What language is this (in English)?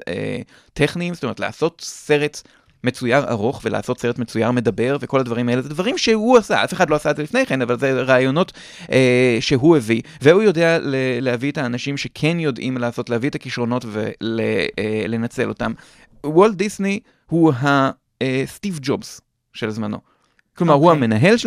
Hebrew